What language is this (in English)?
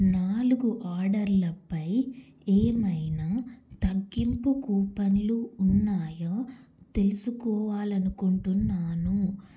Telugu